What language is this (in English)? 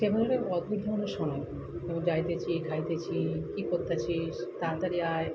Bangla